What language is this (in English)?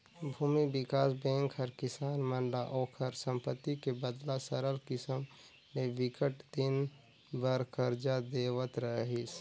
Chhattisgarhi